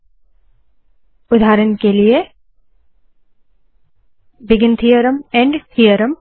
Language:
Hindi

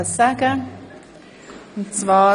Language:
Swiss German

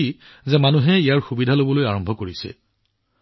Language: Assamese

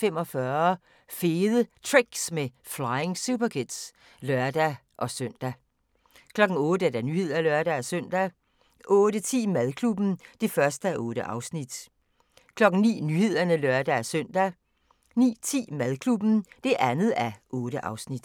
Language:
Danish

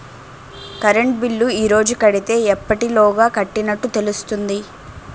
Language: Telugu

